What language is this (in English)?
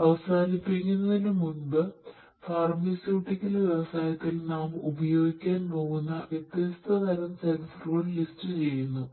Malayalam